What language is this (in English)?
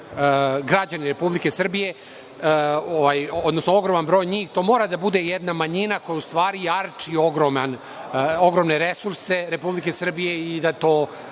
Serbian